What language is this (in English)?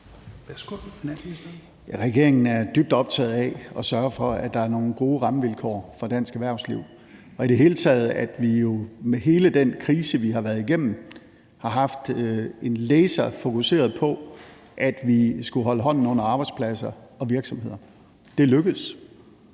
Danish